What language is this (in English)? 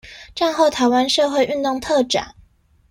Chinese